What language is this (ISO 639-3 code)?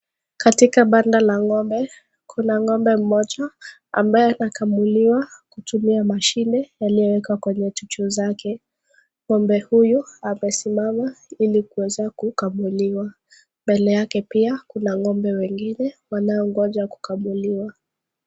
swa